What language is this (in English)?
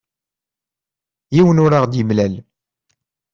Kabyle